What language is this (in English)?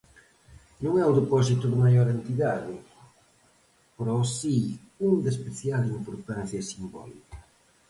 Galician